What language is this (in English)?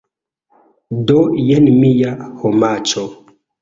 Esperanto